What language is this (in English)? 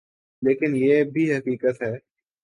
Urdu